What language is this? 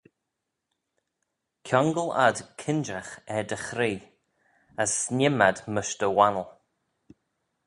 Manx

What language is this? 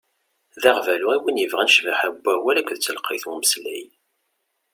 Kabyle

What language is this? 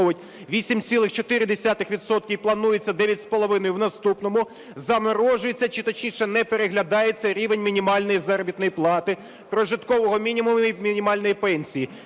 Ukrainian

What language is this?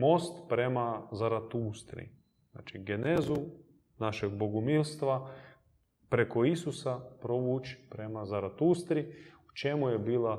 Croatian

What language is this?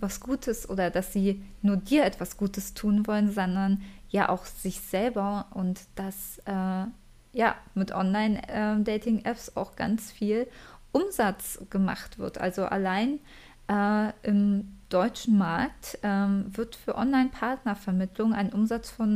German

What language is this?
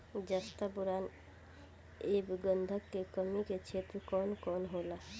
Bhojpuri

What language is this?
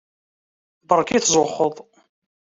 Kabyle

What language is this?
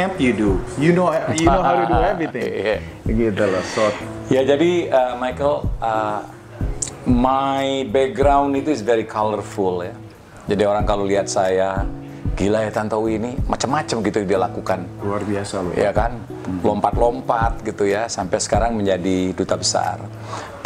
Indonesian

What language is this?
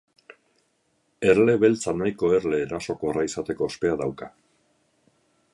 Basque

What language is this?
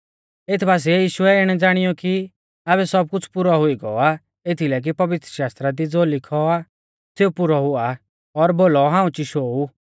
Mahasu Pahari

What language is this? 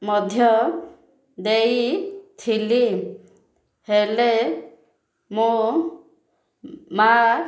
Odia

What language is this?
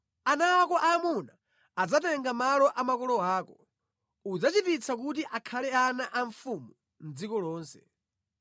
Nyanja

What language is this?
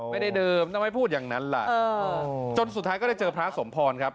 Thai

